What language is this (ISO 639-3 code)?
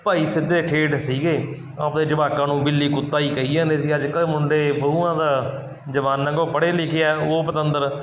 pan